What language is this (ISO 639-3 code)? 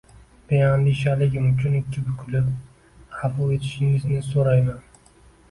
uzb